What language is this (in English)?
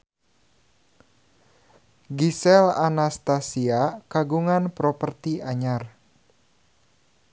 Sundanese